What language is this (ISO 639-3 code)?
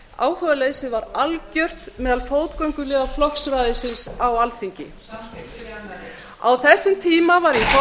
isl